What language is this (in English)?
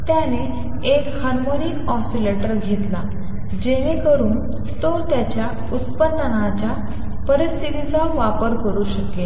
Marathi